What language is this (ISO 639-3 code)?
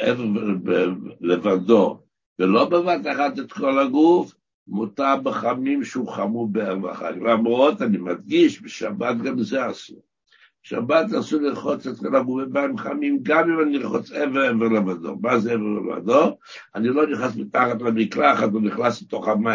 heb